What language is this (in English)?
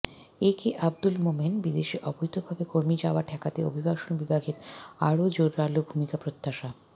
Bangla